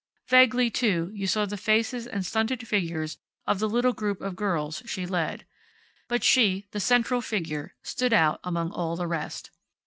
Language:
English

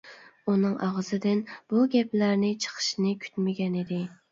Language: Uyghur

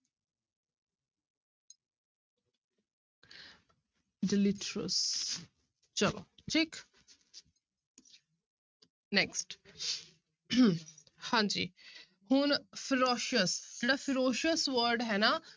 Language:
Punjabi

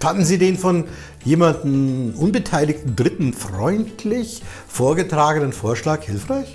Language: German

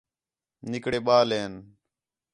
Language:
Khetrani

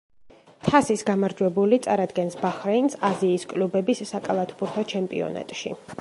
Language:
Georgian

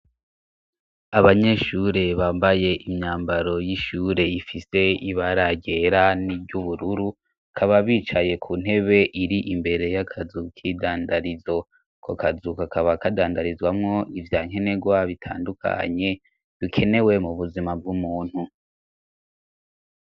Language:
Rundi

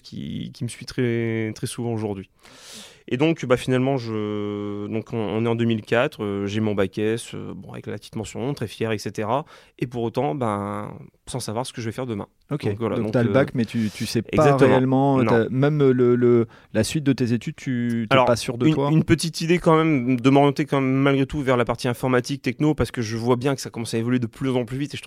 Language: French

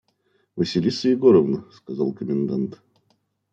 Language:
Russian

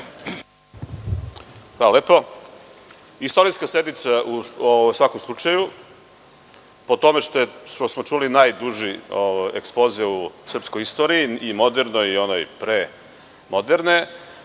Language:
Serbian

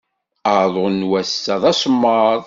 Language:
Kabyle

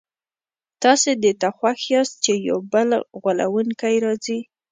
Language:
Pashto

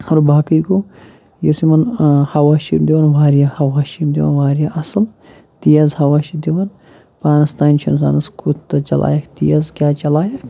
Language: Kashmiri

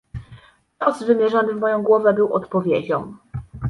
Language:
Polish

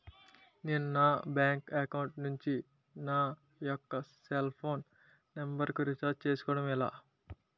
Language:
Telugu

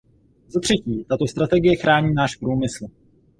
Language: Czech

